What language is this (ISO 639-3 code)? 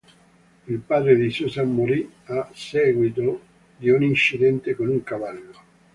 ita